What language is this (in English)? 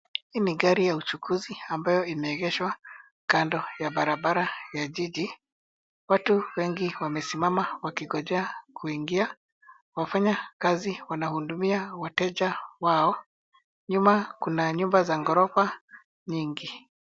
Swahili